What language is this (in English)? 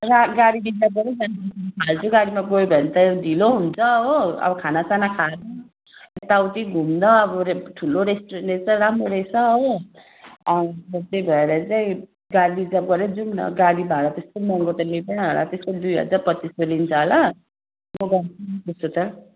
Nepali